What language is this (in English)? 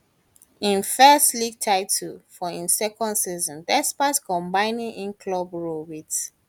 Nigerian Pidgin